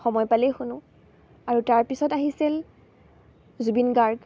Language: Assamese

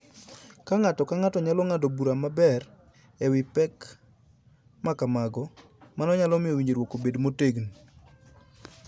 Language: Luo (Kenya and Tanzania)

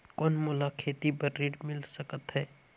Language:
Chhattisgarhi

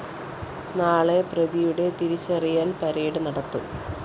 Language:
Malayalam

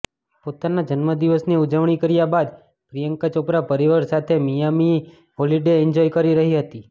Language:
Gujarati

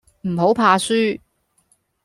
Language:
Cantonese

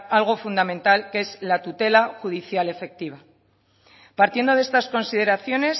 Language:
Spanish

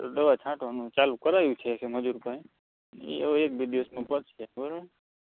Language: Gujarati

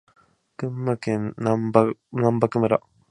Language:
Japanese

